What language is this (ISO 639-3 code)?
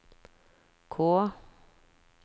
nor